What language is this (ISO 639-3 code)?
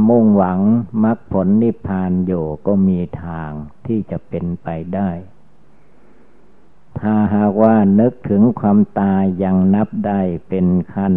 tha